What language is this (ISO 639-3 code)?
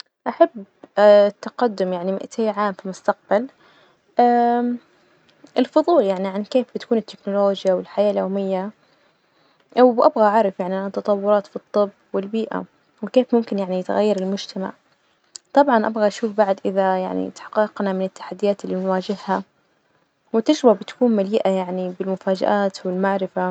ars